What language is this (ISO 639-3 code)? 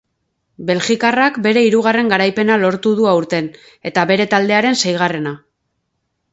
eus